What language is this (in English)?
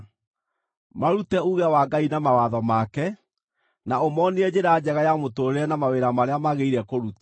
Kikuyu